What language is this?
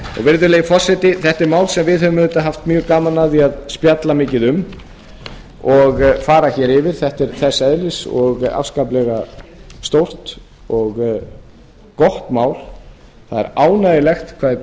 Icelandic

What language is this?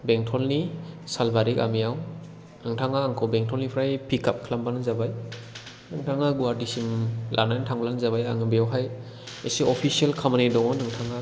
Bodo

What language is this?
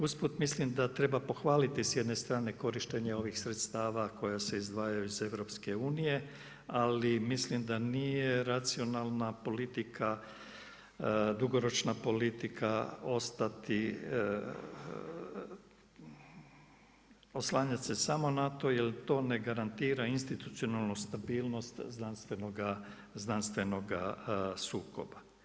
Croatian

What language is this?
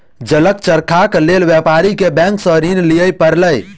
Maithili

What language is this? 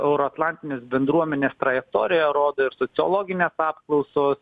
Lithuanian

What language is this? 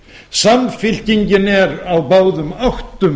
Icelandic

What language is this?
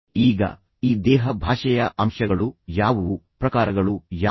Kannada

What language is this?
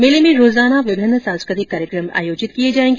Hindi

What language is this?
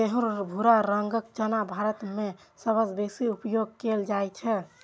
Maithili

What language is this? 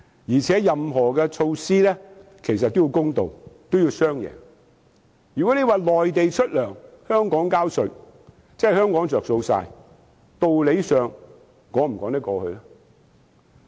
Cantonese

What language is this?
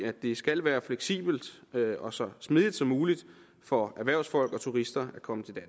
Danish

